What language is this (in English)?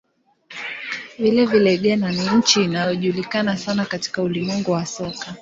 Swahili